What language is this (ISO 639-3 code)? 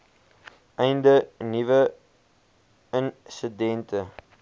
afr